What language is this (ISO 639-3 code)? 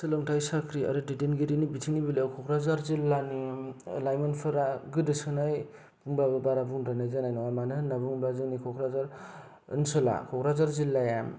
brx